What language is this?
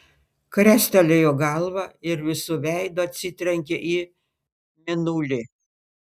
Lithuanian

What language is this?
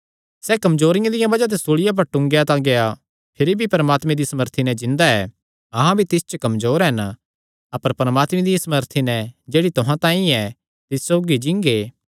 Kangri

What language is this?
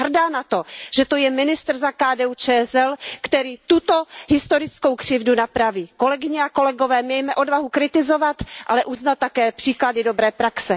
Czech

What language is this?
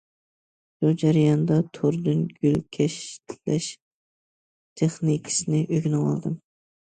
Uyghur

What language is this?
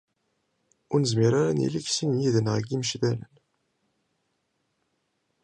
Kabyle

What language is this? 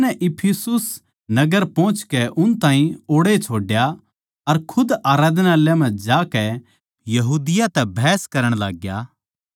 Haryanvi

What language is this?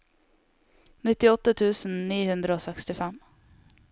Norwegian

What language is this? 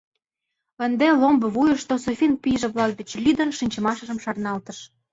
Mari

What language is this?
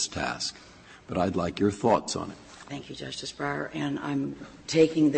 English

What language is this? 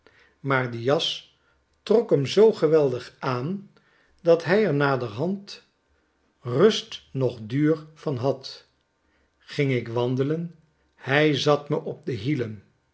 Dutch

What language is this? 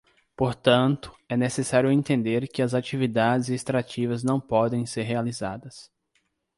Portuguese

